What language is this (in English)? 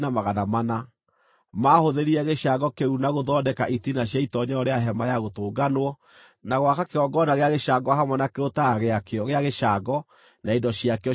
Kikuyu